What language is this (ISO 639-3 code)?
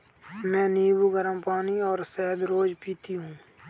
hin